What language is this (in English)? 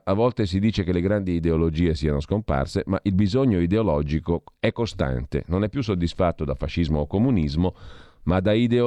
Italian